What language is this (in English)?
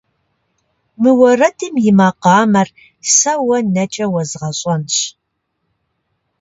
Kabardian